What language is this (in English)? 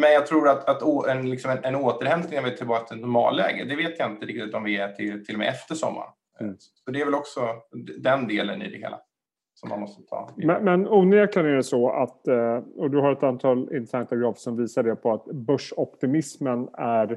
Swedish